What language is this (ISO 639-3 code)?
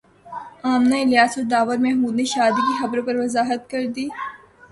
urd